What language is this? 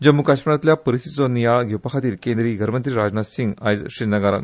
Konkani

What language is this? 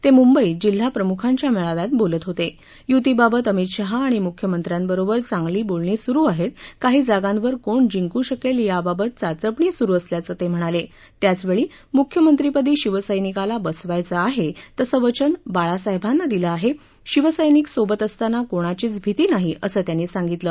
Marathi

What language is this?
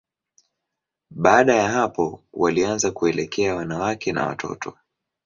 Swahili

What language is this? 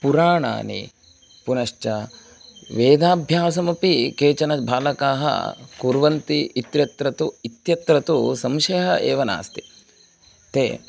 Sanskrit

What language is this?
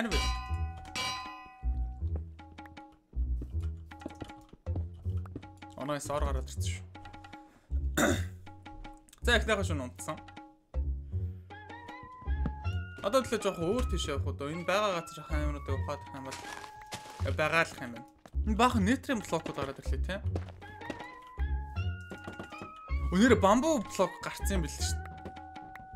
Romanian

